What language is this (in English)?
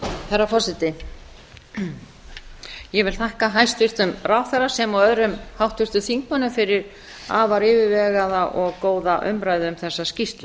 Icelandic